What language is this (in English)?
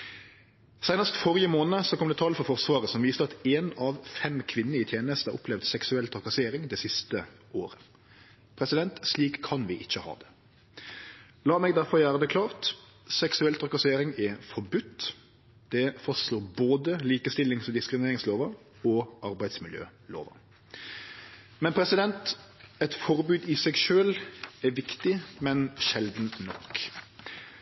Norwegian Nynorsk